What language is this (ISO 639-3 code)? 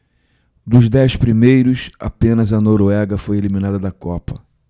por